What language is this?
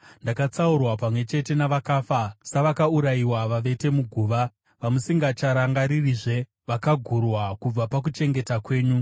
Shona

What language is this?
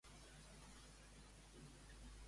Catalan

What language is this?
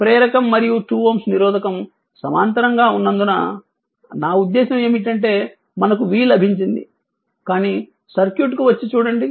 Telugu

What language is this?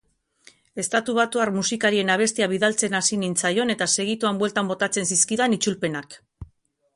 Basque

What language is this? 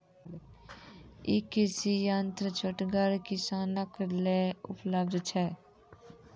Maithili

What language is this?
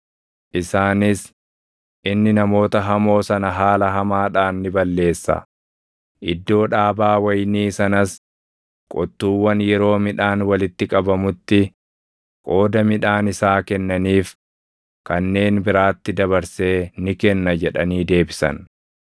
Oromo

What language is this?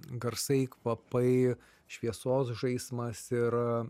Lithuanian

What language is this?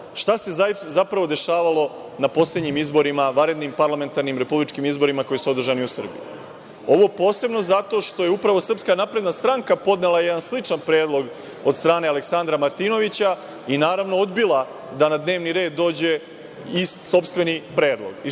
Serbian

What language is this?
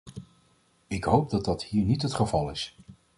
Dutch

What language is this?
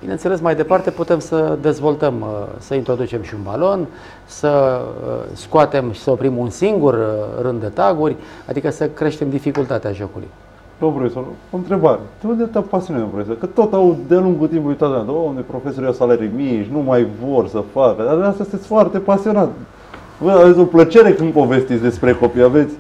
Romanian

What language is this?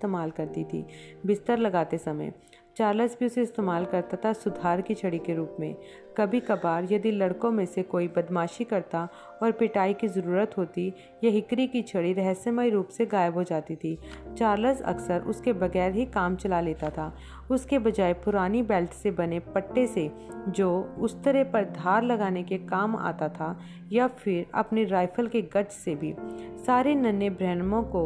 Hindi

